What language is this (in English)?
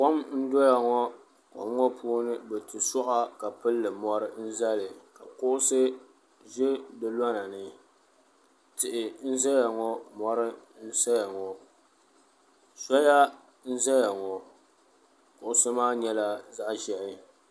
Dagbani